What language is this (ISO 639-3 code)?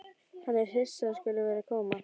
isl